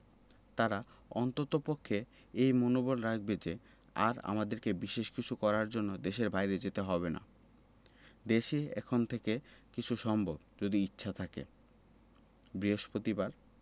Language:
Bangla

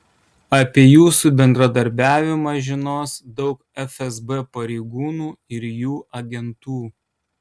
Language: Lithuanian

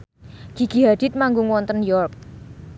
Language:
Javanese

